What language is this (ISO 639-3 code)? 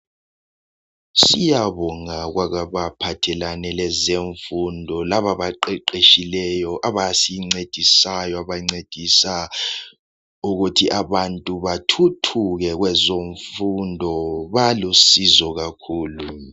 nde